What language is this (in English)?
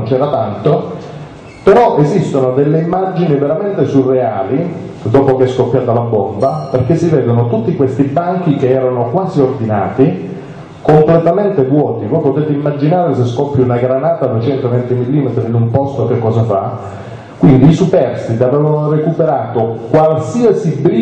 Italian